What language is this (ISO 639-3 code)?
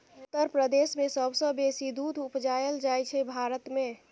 mai